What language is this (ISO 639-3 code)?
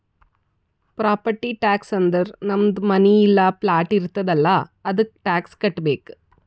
kan